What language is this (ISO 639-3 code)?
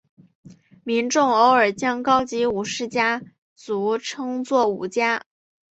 zho